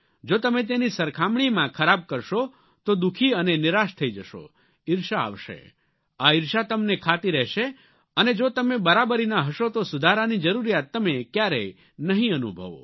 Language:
Gujarati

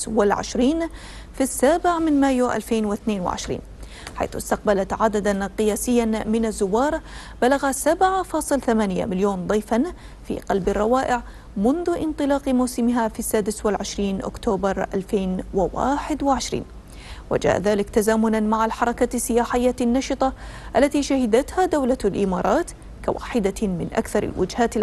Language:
Arabic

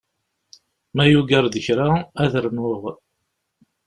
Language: Kabyle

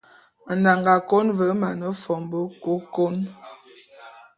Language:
Bulu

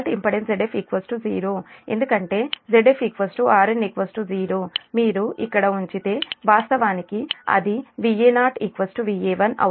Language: Telugu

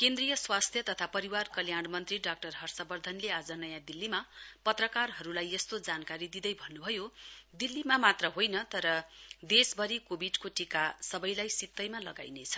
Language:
Nepali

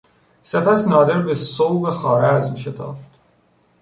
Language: Persian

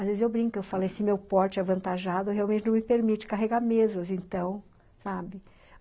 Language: Portuguese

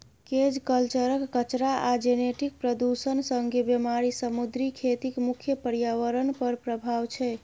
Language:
Maithili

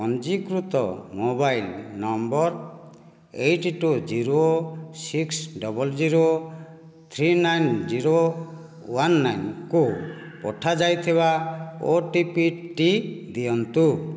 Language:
Odia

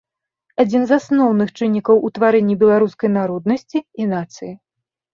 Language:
Belarusian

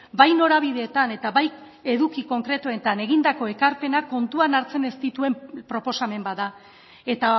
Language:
Basque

